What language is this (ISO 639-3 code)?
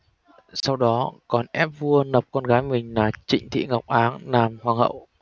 vie